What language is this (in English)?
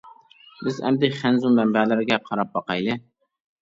Uyghur